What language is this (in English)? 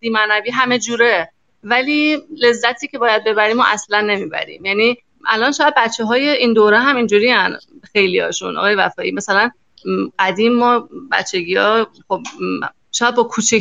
Persian